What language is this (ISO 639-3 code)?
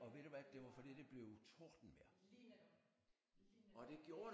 dan